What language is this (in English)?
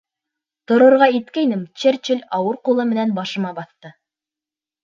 Bashkir